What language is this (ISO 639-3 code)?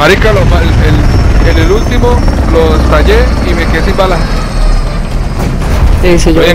spa